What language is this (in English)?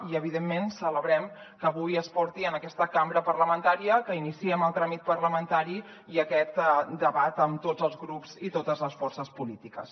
Catalan